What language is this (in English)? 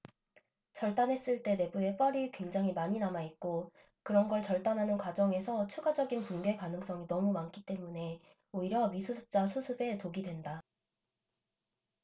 Korean